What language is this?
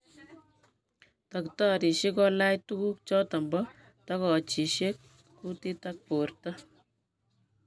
Kalenjin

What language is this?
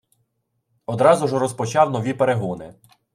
Ukrainian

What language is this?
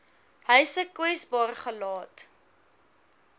Afrikaans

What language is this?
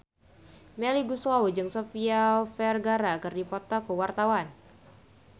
Sundanese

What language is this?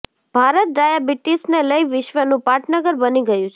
Gujarati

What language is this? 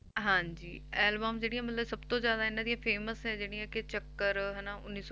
Punjabi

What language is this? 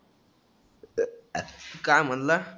Marathi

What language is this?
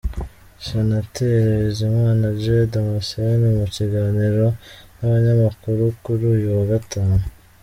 Kinyarwanda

